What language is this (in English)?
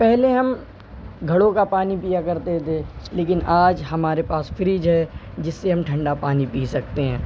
Urdu